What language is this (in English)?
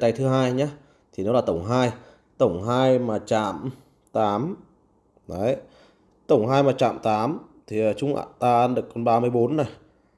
Vietnamese